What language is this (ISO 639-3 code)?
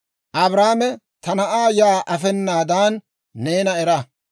dwr